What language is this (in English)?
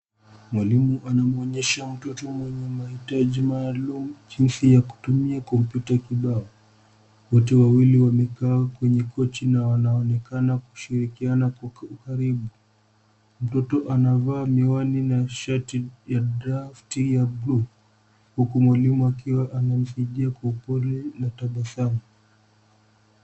Swahili